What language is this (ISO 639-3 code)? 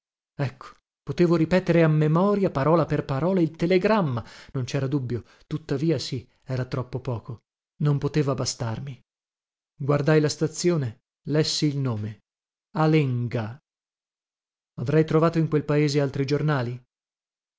ita